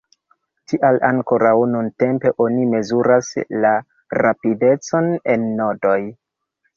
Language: Esperanto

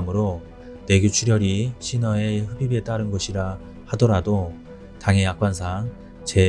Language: Korean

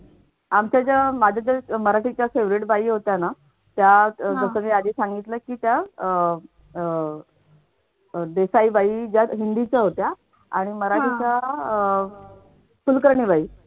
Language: Marathi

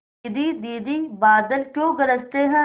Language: Hindi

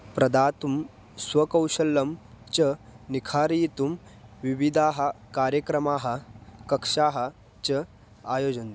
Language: Sanskrit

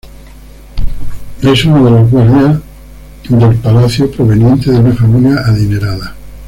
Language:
Spanish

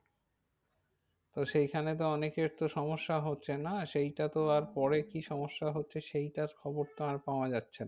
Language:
Bangla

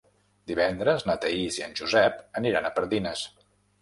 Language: Catalan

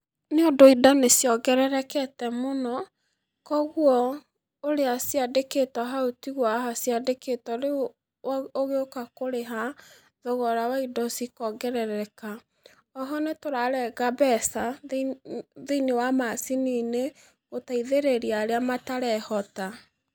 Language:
Kikuyu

